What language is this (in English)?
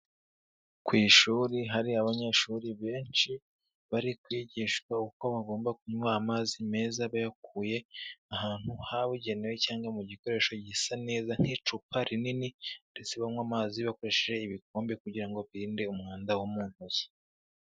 Kinyarwanda